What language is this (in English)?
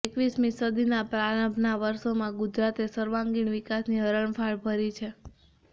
Gujarati